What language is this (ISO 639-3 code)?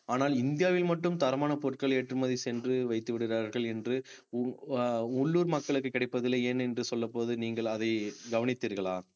tam